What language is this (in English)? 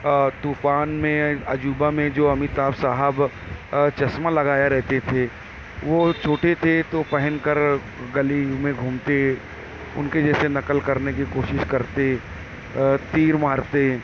Urdu